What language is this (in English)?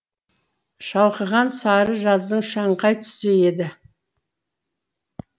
Kazakh